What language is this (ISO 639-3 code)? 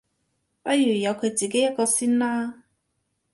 yue